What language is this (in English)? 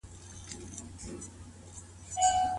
Pashto